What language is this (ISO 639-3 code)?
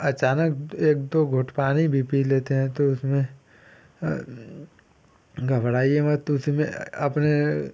hin